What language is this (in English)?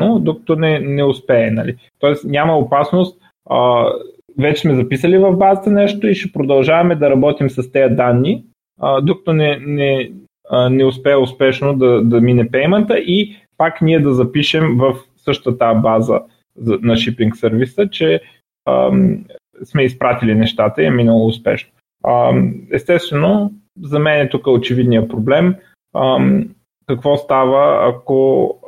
Bulgarian